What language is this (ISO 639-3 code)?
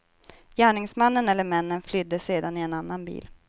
swe